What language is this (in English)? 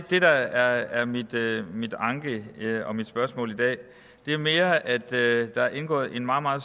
Danish